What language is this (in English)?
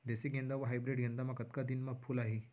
Chhattisgarhi